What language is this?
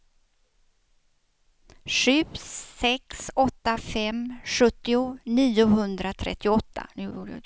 Swedish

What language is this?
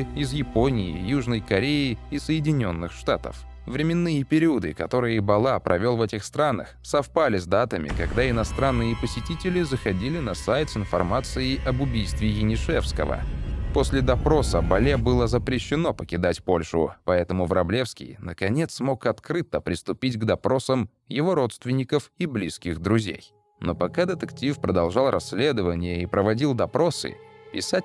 Russian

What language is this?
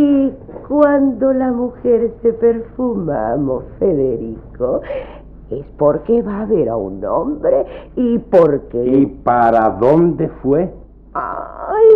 Spanish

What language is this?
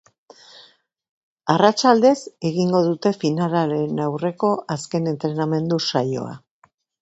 Basque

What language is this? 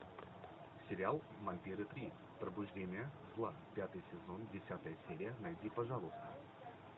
Russian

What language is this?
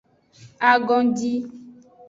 Aja (Benin)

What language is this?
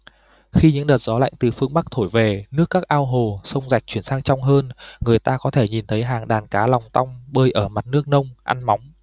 Vietnamese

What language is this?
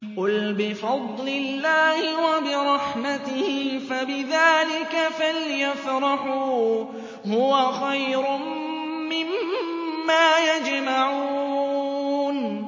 Arabic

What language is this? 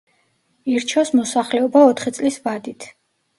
Georgian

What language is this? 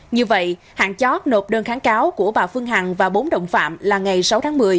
Vietnamese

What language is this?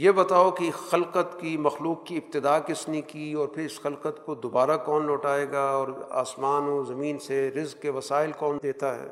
Urdu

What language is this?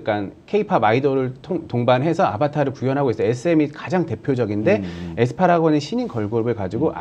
Korean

